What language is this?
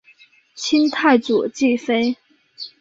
Chinese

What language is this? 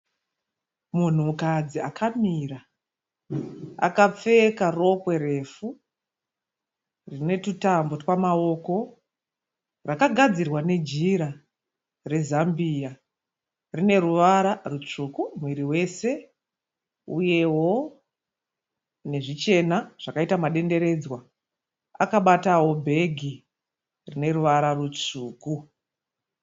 Shona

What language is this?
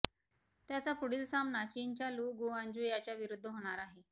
Marathi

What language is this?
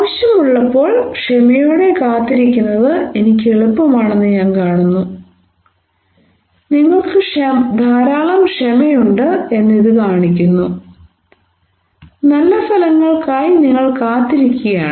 Malayalam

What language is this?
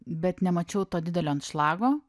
Lithuanian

